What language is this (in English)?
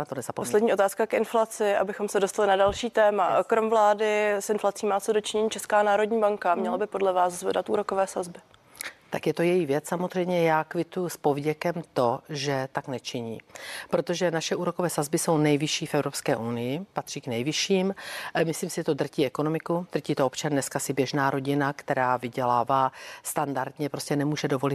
Czech